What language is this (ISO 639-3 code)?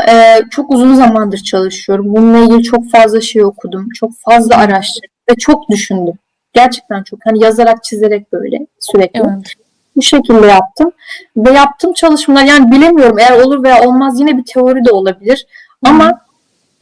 tur